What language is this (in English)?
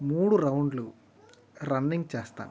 Telugu